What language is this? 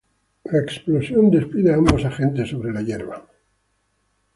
Spanish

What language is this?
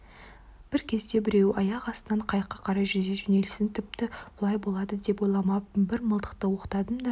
Kazakh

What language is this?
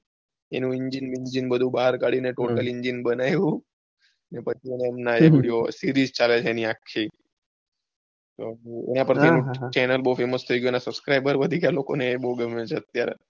Gujarati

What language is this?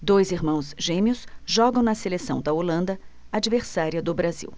Portuguese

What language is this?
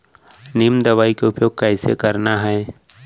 Chhattisgarhi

